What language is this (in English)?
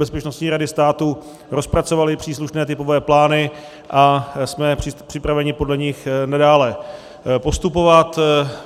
Czech